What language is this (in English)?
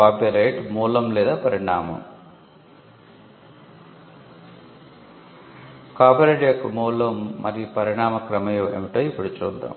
Telugu